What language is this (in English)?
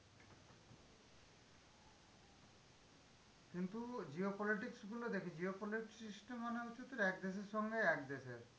Bangla